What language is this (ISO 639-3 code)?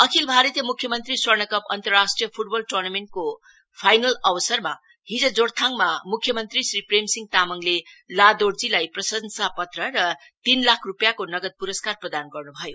nep